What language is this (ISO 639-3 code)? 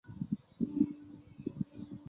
zho